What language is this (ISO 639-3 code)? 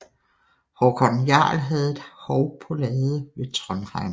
dan